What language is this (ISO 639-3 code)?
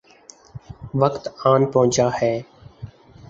urd